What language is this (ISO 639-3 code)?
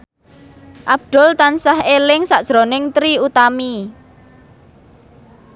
jav